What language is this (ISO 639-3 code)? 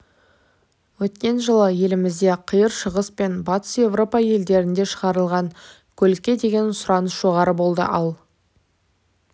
kaz